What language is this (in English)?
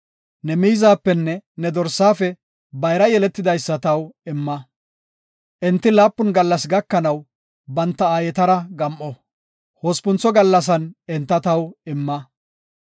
Gofa